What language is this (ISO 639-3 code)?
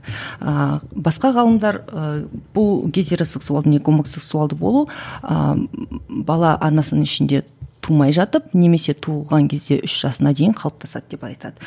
kaz